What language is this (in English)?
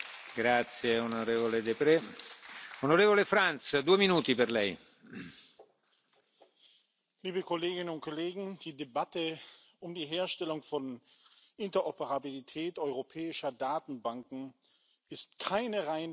German